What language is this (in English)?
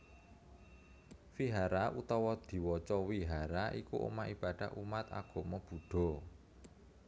Javanese